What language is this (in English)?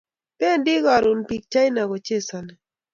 Kalenjin